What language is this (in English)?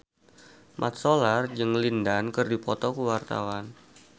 Sundanese